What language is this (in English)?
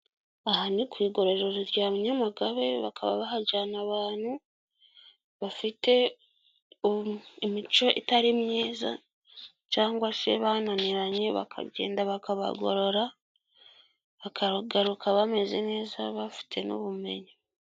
Kinyarwanda